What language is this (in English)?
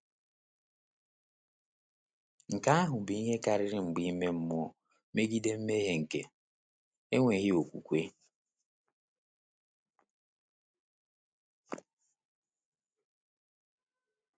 Igbo